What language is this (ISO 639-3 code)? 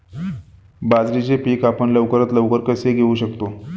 mar